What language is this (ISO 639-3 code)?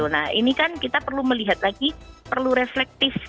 ind